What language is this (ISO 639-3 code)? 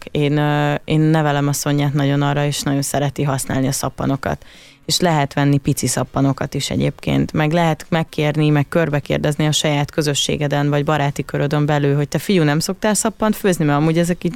hun